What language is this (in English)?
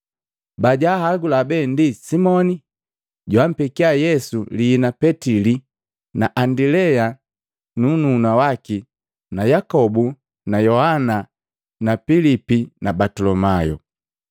Matengo